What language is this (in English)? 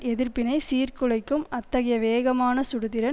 Tamil